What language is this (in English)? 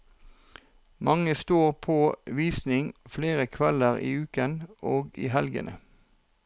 Norwegian